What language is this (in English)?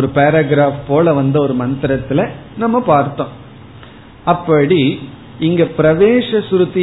Tamil